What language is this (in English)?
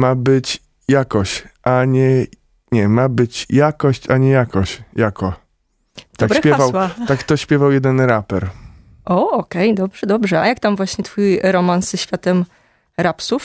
Polish